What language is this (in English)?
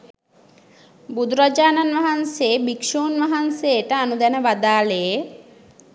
Sinhala